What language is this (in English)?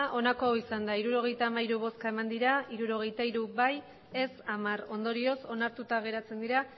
Basque